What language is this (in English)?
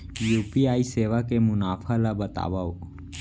Chhattisgarhi